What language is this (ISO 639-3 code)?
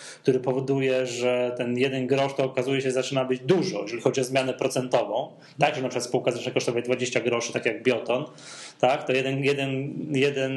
pol